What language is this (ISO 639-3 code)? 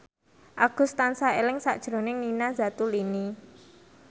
jav